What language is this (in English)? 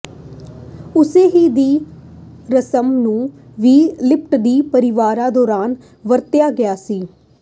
Punjabi